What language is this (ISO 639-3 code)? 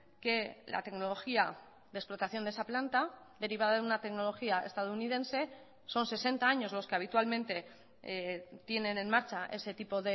spa